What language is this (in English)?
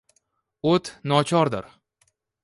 Uzbek